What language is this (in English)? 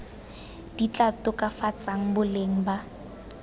Tswana